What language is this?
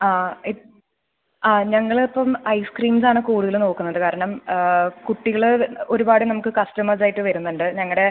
Malayalam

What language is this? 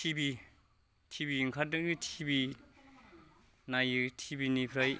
Bodo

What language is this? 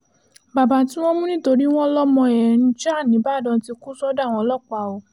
Yoruba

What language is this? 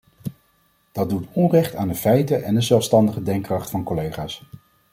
Dutch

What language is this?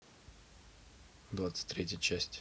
Russian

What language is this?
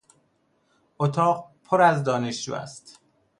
Persian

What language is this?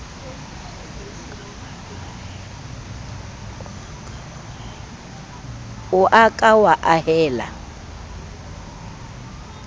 Southern Sotho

